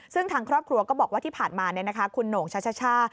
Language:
Thai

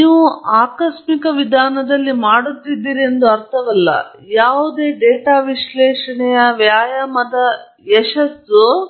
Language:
Kannada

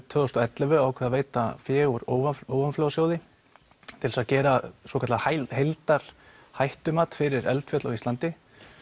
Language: Icelandic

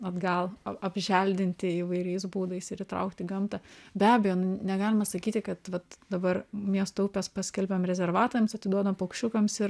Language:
Lithuanian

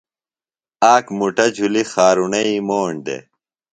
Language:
Phalura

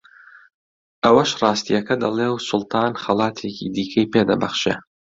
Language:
Central Kurdish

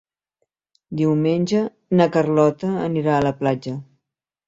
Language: Catalan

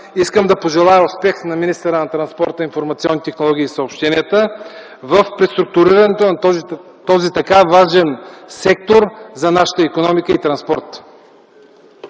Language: Bulgarian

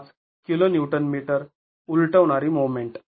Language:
Marathi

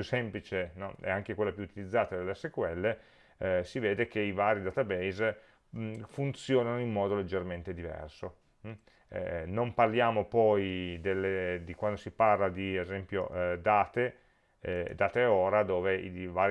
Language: Italian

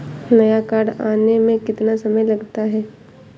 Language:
Hindi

